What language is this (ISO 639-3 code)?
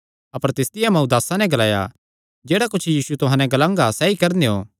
xnr